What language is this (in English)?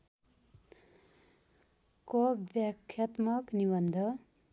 Nepali